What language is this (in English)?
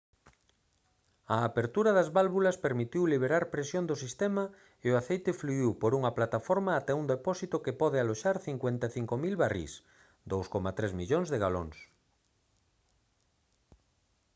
Galician